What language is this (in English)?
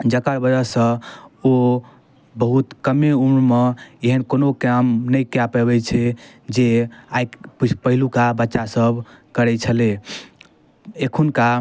Maithili